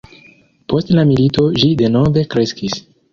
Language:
Esperanto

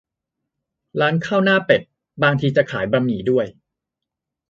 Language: Thai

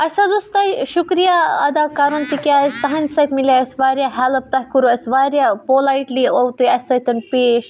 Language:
Kashmiri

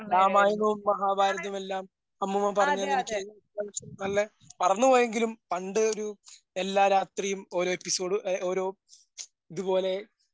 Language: Malayalam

